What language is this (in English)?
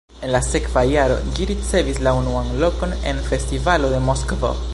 Esperanto